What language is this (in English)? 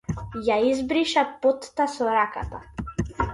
Macedonian